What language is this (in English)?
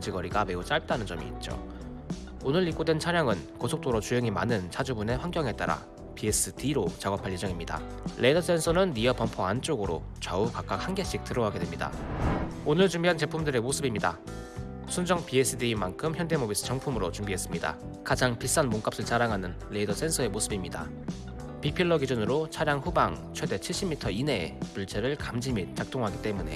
Korean